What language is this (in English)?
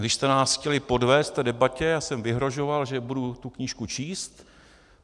Czech